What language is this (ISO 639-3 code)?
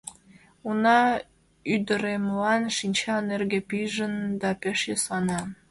chm